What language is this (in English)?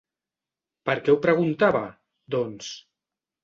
Catalan